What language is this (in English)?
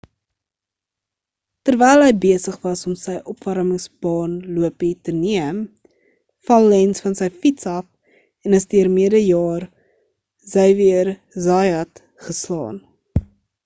Afrikaans